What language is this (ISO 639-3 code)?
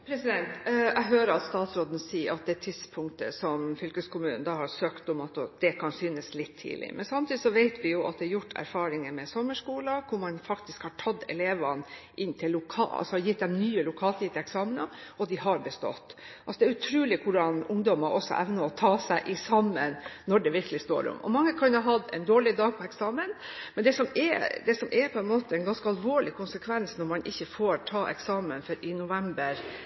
nob